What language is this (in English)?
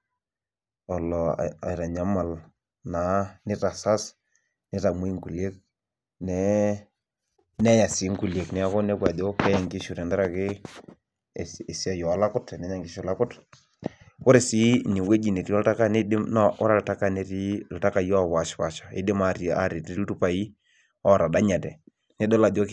Masai